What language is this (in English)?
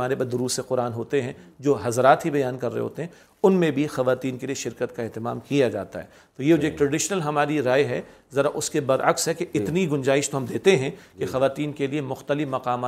Urdu